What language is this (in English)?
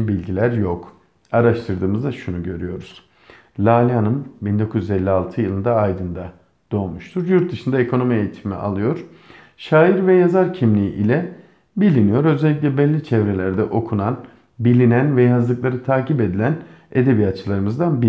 Turkish